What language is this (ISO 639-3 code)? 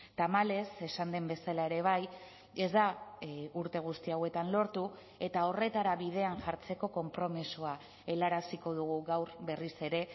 eus